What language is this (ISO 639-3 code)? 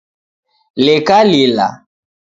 dav